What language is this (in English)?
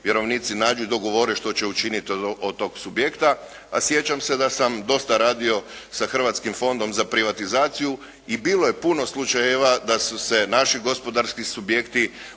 Croatian